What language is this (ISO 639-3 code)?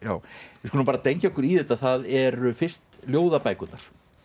isl